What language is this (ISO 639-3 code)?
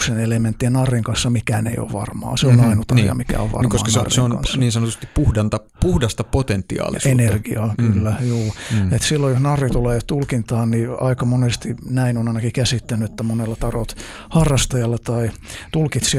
fin